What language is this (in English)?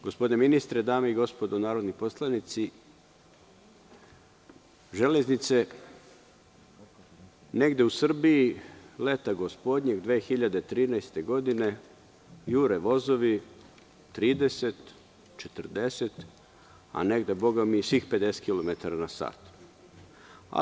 Serbian